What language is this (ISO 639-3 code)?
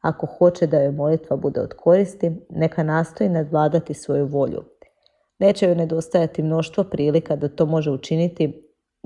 hrv